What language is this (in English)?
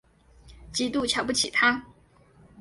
Chinese